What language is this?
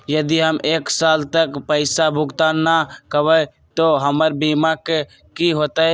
Magahi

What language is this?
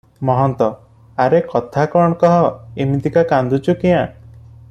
Odia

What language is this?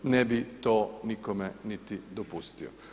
Croatian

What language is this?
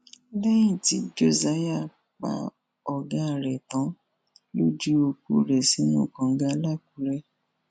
Yoruba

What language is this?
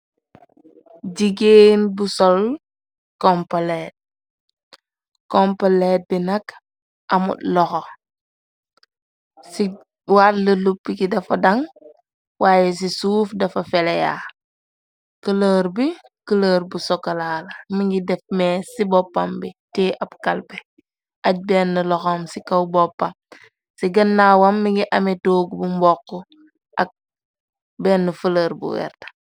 Wolof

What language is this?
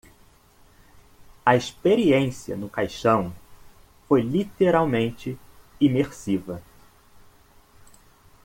Portuguese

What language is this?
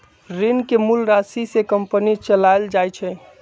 Magahi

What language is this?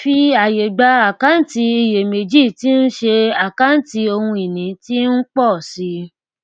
Yoruba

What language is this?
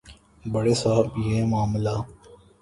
Urdu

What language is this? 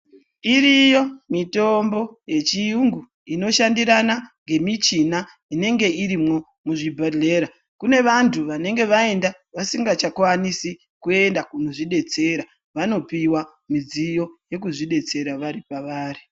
Ndau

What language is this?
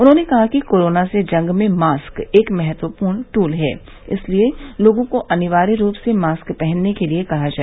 Hindi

